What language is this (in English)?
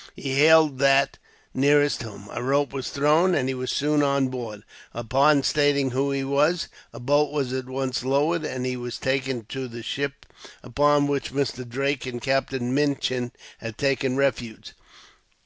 English